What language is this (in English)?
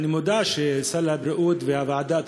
Hebrew